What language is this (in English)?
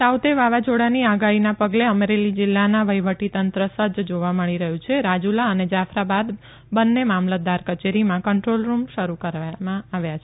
Gujarati